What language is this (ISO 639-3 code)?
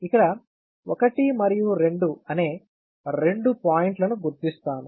tel